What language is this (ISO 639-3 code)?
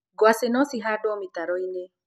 kik